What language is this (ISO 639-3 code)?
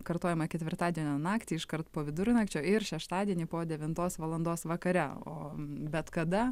lit